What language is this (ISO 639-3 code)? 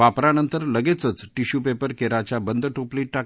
mar